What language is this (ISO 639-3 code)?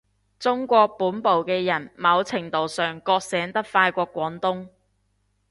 yue